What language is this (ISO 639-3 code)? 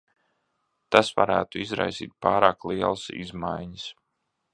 lav